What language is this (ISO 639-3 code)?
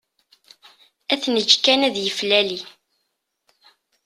kab